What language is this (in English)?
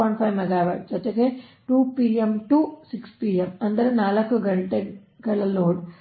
Kannada